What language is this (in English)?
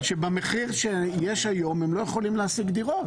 Hebrew